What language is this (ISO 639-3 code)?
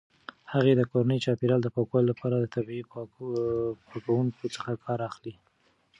pus